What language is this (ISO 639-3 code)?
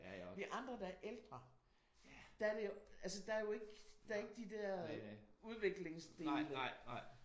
dan